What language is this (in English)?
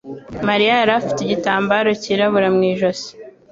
Kinyarwanda